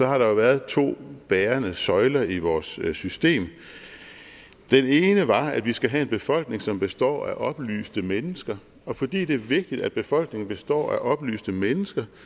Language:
Danish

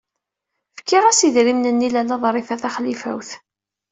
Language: Kabyle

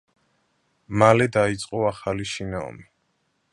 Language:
Georgian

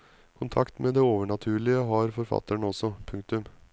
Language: Norwegian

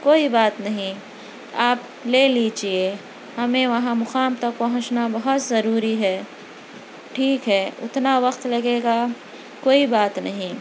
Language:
Urdu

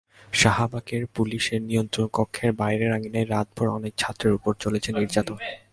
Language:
Bangla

